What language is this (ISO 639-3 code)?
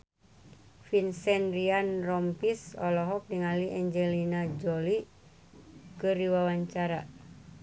sun